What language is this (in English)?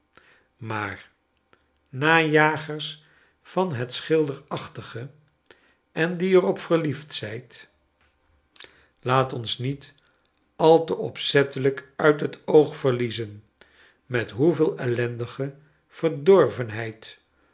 Dutch